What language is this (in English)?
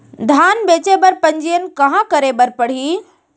Chhattisgarhi